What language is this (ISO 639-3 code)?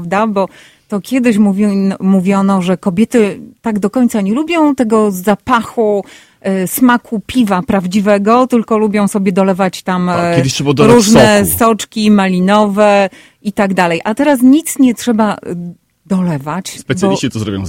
pol